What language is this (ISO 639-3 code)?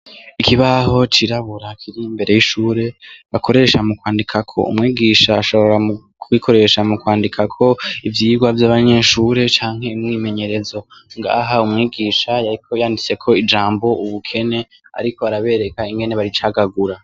run